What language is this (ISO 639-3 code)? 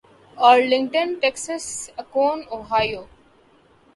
urd